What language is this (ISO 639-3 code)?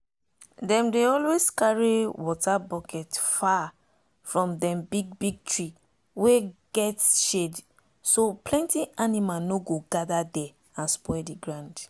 pcm